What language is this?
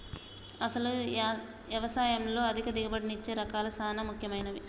Telugu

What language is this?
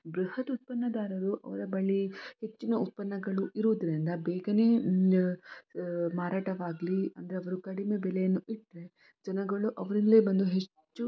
Kannada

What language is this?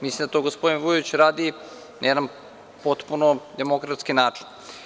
Serbian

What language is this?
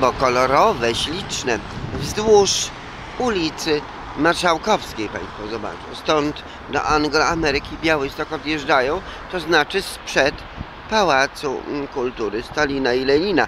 Polish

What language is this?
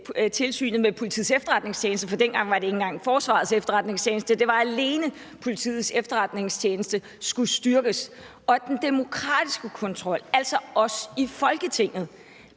Danish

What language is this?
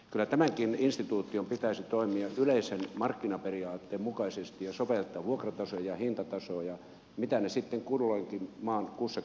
Finnish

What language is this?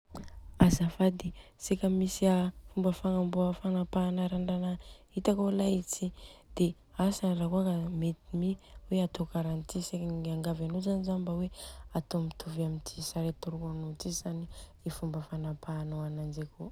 Southern Betsimisaraka Malagasy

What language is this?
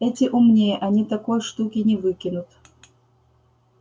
Russian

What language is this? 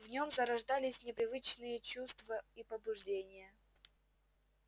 Russian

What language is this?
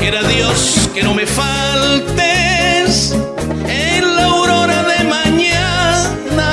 Spanish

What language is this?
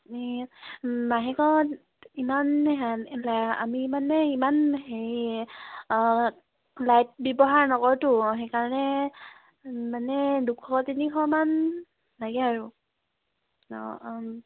Assamese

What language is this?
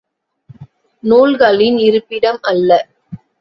Tamil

